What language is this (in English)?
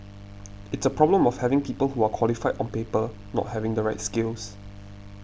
English